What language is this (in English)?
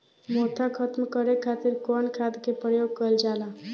Bhojpuri